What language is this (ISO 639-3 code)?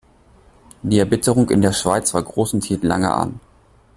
deu